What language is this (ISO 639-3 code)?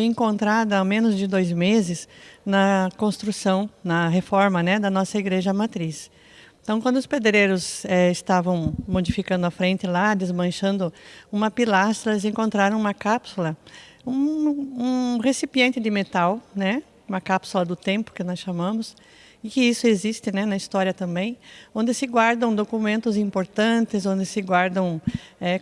por